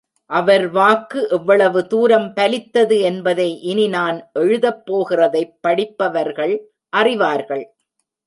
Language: Tamil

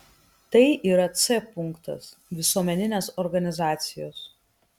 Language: Lithuanian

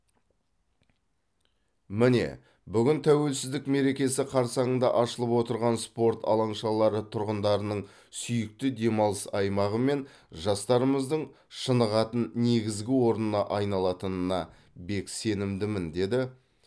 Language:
Kazakh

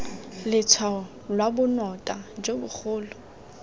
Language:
Tswana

